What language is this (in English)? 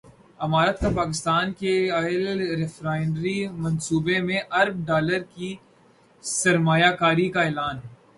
Urdu